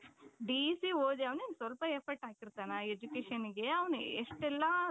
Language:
Kannada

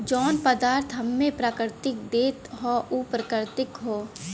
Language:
Bhojpuri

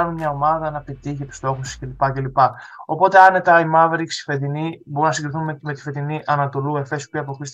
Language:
Greek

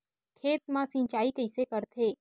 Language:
Chhattisgarhi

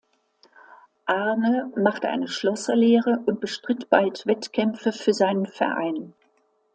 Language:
German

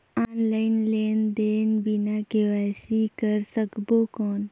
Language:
Chhattisgarhi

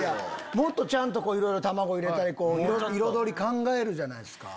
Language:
Japanese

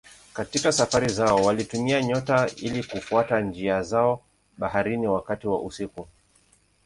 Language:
Swahili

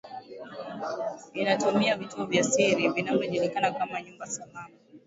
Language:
Swahili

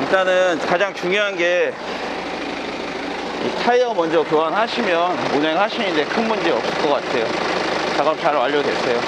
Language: Korean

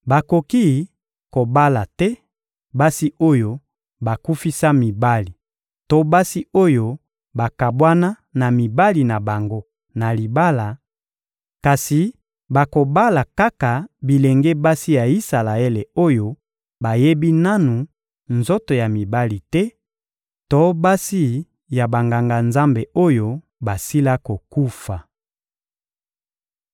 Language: Lingala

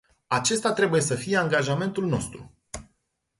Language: Romanian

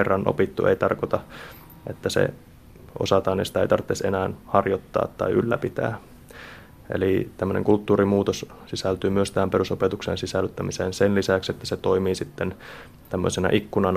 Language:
Finnish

